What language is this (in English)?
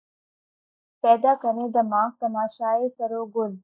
Urdu